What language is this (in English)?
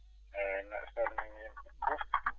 Fula